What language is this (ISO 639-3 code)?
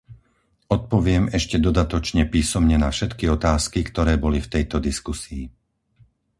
slk